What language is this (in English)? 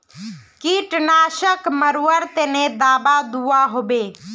Magahi